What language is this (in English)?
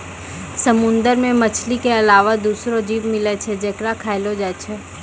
Maithili